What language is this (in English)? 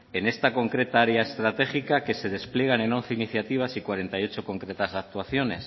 Spanish